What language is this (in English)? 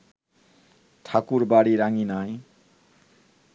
Bangla